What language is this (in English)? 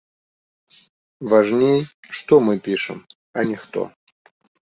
Belarusian